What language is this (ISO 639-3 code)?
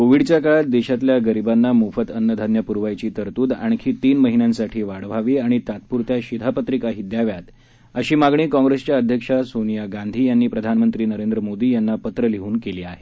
mar